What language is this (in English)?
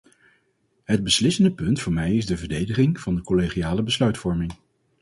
Dutch